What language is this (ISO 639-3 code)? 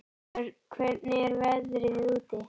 isl